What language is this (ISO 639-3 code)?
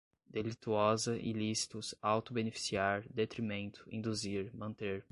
por